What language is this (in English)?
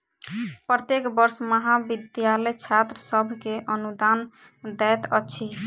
Maithili